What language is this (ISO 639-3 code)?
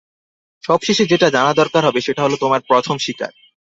ben